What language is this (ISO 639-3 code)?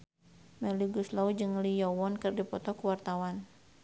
sun